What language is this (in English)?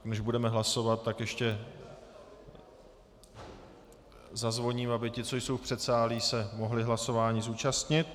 Czech